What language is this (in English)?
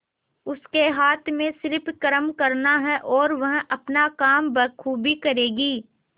Hindi